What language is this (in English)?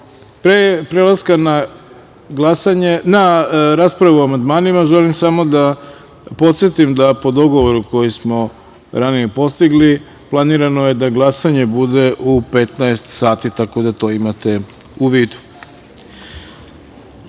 Serbian